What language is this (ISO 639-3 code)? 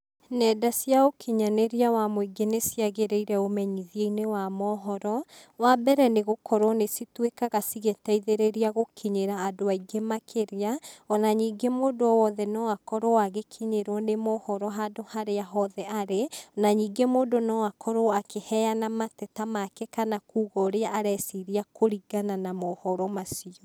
kik